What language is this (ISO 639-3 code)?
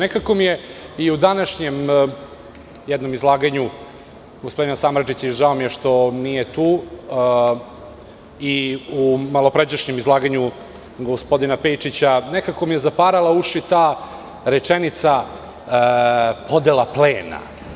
srp